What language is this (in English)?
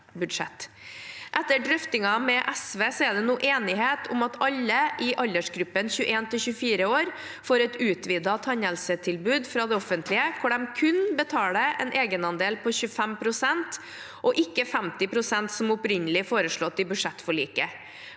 Norwegian